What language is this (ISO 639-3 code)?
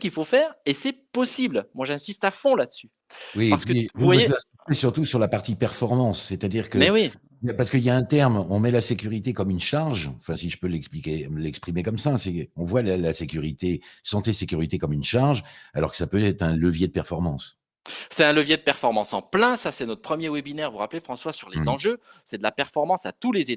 fra